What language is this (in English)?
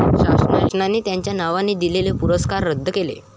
Marathi